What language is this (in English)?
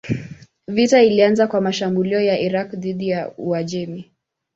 Swahili